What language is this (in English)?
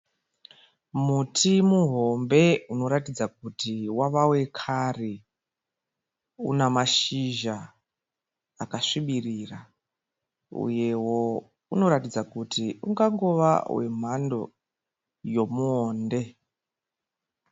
Shona